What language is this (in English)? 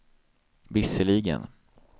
Swedish